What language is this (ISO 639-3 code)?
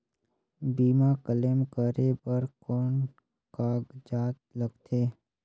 hne